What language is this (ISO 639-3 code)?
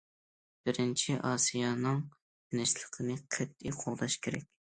uig